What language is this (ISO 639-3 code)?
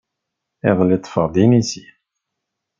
kab